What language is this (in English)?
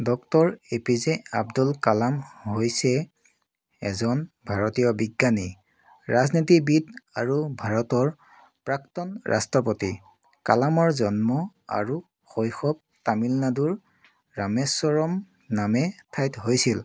Assamese